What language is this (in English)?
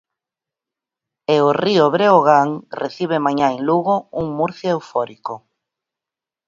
Galician